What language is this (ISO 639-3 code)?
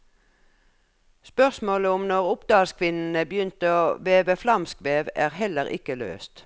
nor